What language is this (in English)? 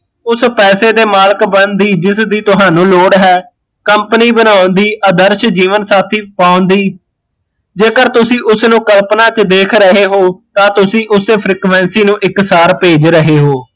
Punjabi